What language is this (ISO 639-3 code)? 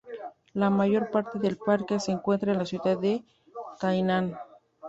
spa